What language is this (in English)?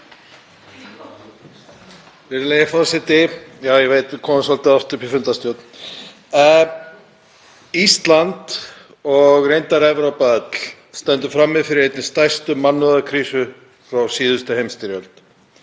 Icelandic